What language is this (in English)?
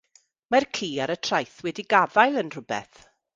Welsh